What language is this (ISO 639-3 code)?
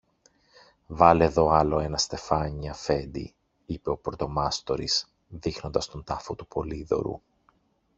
ell